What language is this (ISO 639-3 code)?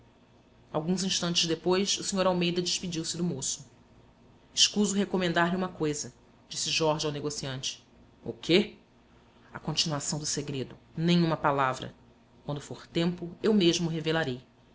por